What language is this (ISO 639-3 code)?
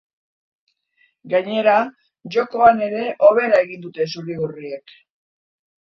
eus